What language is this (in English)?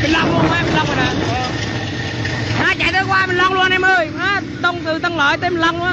Vietnamese